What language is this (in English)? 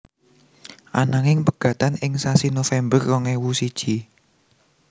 Javanese